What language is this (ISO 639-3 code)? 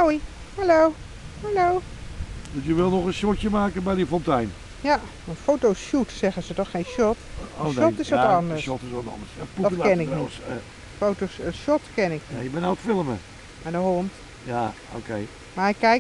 nld